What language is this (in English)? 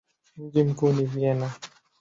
Swahili